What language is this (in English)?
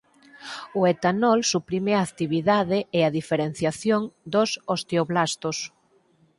Galician